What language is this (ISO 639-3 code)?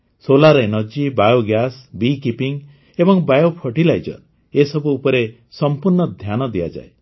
ori